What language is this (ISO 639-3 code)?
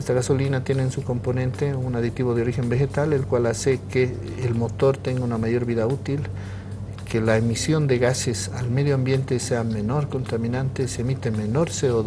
spa